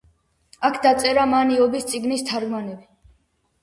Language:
Georgian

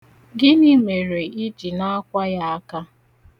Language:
Igbo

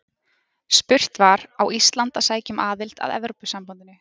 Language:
Icelandic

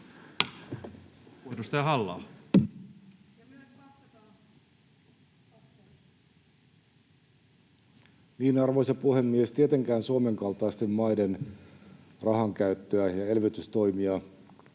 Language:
Finnish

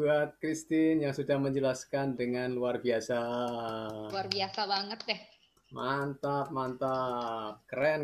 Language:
Indonesian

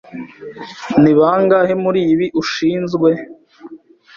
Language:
Kinyarwanda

